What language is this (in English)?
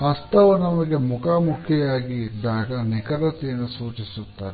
Kannada